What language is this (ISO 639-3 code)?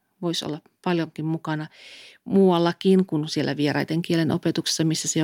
fin